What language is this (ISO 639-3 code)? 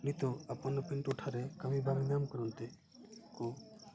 sat